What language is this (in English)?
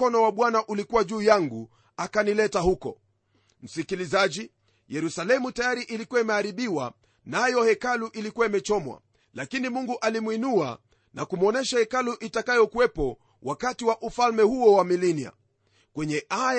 Swahili